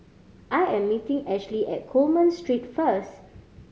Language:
English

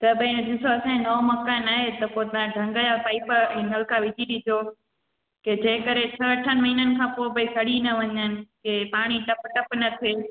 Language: Sindhi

